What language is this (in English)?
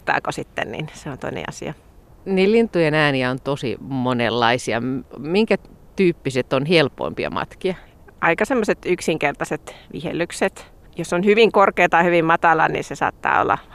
Finnish